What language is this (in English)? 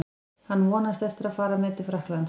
Icelandic